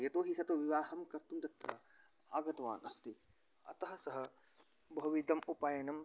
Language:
Sanskrit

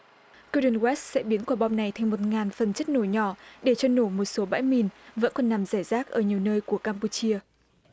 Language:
Vietnamese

